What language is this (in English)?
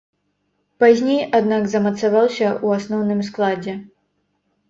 Belarusian